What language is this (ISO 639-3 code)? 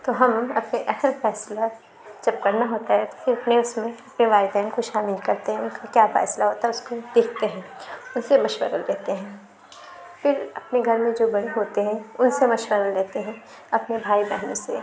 urd